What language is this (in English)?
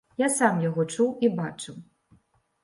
Belarusian